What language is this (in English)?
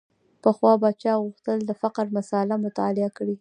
Pashto